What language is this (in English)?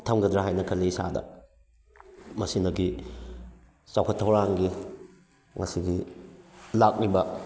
Manipuri